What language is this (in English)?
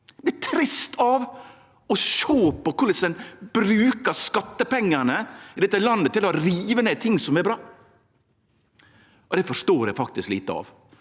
Norwegian